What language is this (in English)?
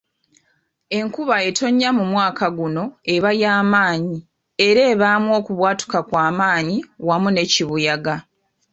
Ganda